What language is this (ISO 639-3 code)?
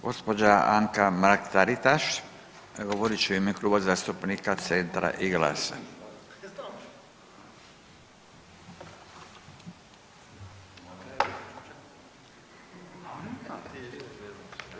hrv